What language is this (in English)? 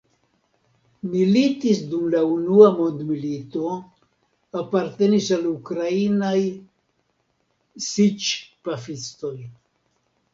Esperanto